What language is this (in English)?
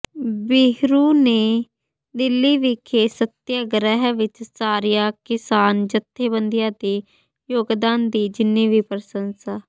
Punjabi